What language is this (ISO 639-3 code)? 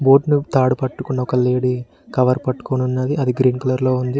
tel